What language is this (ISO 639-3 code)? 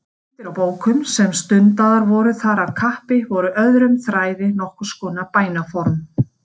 isl